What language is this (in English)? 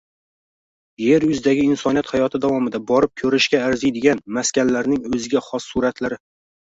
Uzbek